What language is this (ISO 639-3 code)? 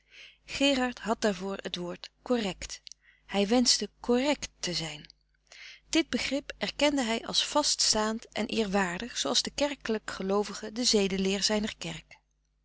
nld